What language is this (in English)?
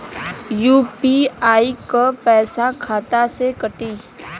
Bhojpuri